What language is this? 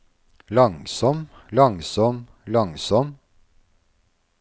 Norwegian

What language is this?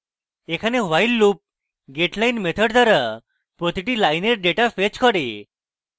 Bangla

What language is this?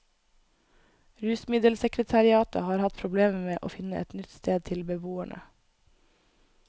Norwegian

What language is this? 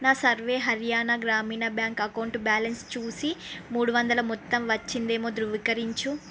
Telugu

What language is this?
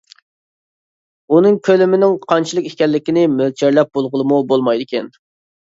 Uyghur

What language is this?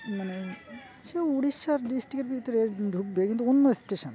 Bangla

